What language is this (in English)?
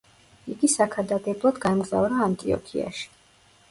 Georgian